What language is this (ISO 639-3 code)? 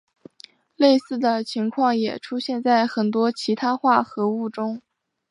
zho